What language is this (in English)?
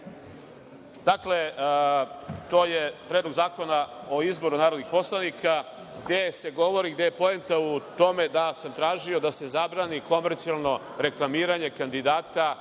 Serbian